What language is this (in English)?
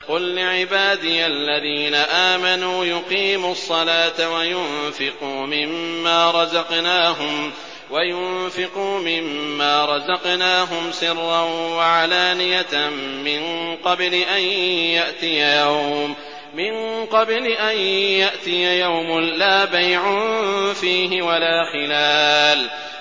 Arabic